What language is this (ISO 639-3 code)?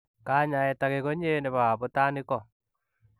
kln